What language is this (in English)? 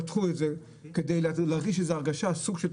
Hebrew